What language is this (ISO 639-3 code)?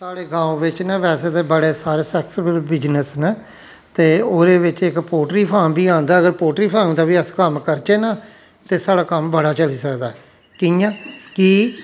doi